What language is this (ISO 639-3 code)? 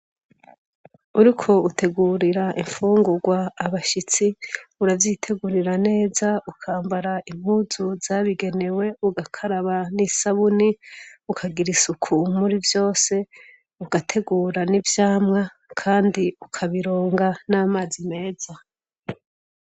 run